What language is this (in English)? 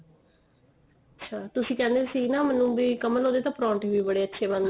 Punjabi